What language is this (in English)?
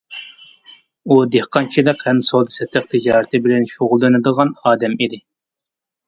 Uyghur